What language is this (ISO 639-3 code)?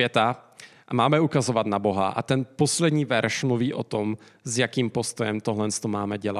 ces